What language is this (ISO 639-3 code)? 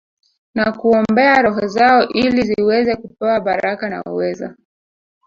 swa